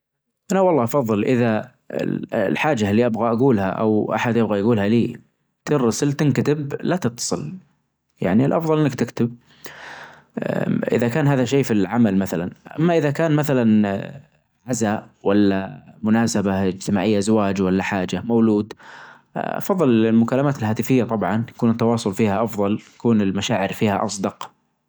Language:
Najdi Arabic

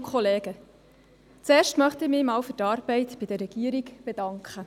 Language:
Swiss German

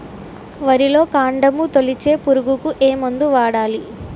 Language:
Telugu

